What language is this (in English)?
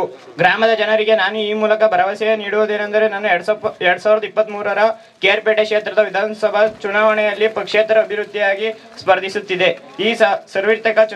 Arabic